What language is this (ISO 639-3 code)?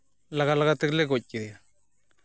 sat